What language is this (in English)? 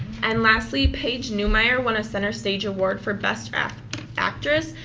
English